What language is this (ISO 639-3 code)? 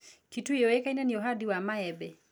kik